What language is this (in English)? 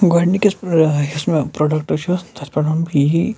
Kashmiri